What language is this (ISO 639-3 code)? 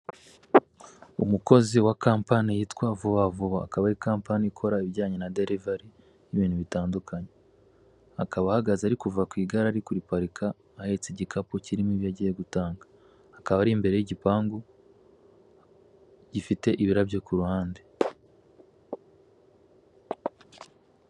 kin